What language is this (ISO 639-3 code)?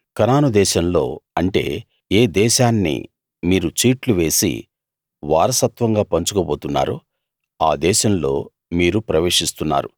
tel